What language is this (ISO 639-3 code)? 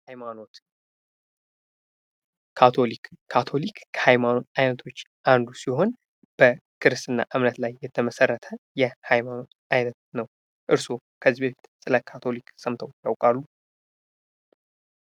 amh